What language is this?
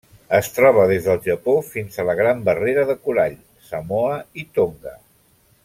Catalan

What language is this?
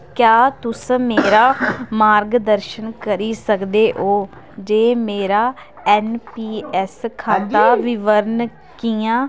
Dogri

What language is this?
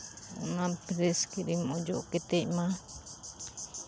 Santali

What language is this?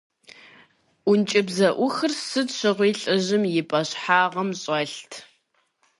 Kabardian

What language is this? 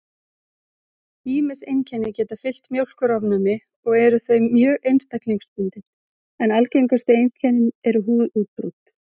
Icelandic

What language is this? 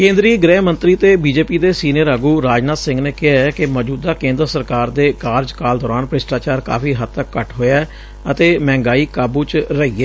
Punjabi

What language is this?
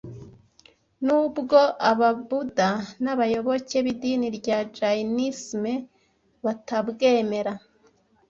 Kinyarwanda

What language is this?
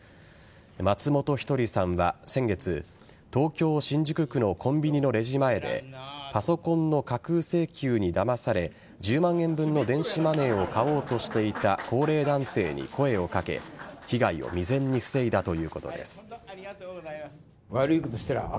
Japanese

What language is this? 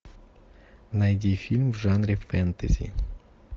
Russian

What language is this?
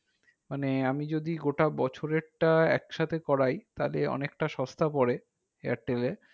Bangla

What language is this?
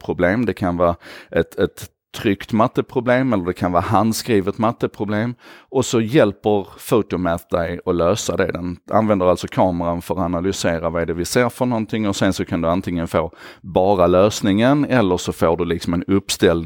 Swedish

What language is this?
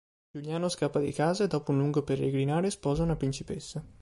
Italian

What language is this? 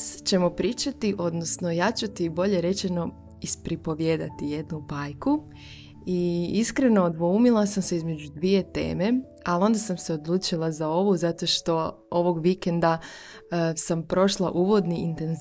Croatian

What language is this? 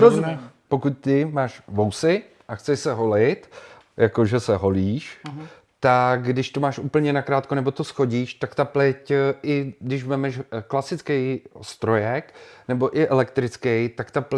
Czech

